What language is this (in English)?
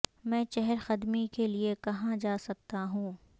Urdu